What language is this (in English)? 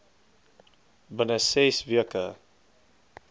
Afrikaans